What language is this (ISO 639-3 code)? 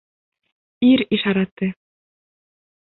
bak